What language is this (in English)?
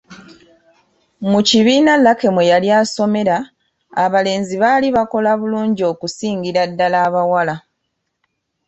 Ganda